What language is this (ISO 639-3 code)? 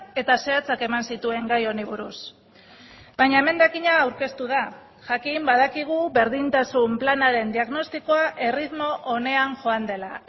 eus